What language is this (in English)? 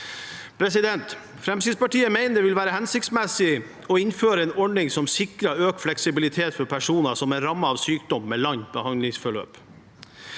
Norwegian